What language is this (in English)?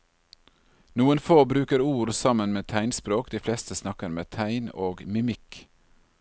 Norwegian